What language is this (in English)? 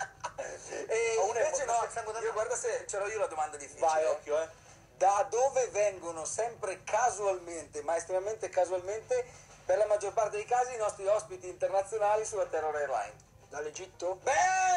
Italian